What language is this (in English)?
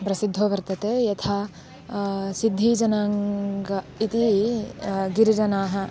Sanskrit